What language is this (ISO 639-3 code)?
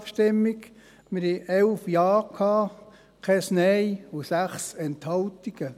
gsw